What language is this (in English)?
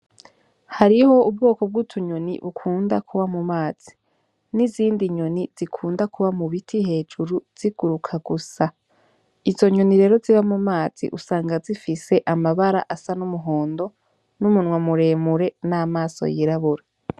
Rundi